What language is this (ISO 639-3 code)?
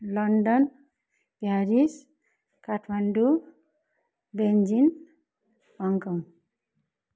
nep